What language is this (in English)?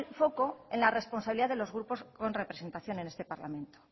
Spanish